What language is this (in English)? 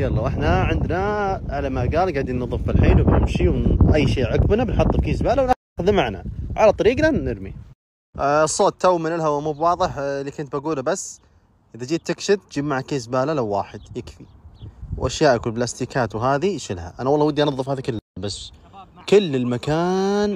Arabic